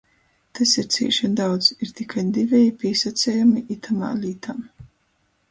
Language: Latgalian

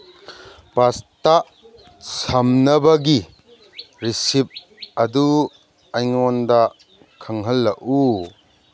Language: Manipuri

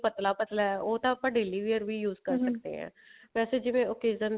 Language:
Punjabi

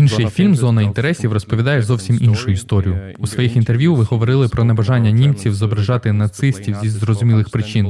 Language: Ukrainian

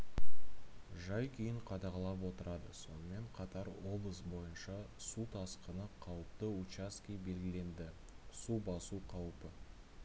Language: Kazakh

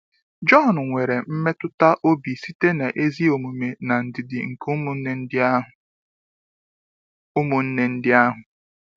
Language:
Igbo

